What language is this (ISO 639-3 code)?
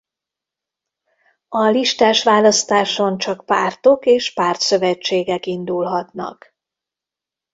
hun